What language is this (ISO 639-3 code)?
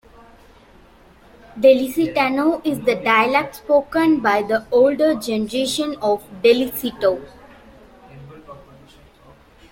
eng